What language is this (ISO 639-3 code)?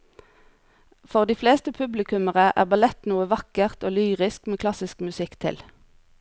nor